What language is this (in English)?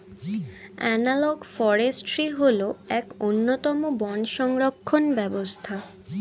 Bangla